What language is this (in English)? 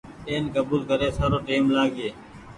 Goaria